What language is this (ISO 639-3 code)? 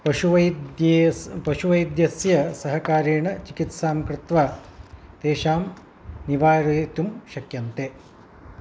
san